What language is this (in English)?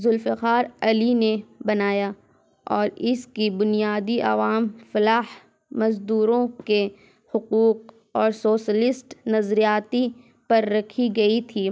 Urdu